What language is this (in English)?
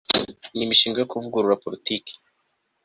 Kinyarwanda